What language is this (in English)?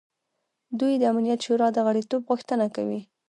Pashto